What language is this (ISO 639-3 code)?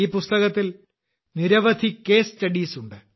mal